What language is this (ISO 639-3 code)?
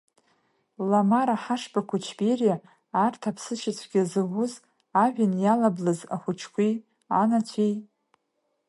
abk